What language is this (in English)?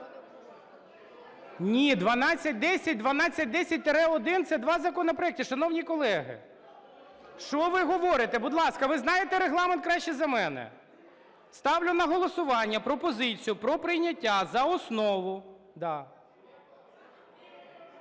Ukrainian